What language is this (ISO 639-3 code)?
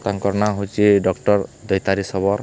ori